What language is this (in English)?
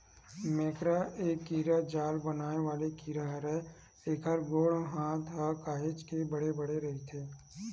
Chhattisgarhi